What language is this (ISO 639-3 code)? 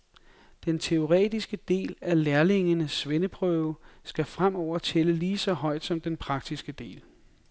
dan